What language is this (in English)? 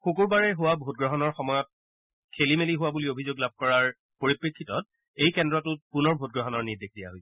Assamese